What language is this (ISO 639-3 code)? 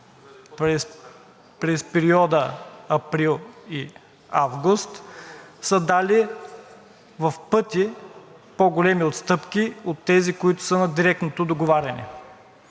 bul